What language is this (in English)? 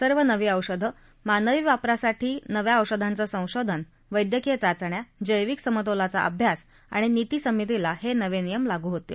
Marathi